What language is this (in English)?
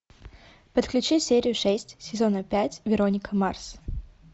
Russian